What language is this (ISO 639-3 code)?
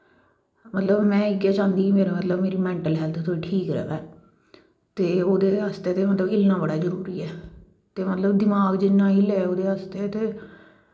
doi